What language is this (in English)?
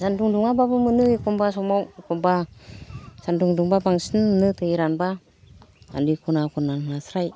Bodo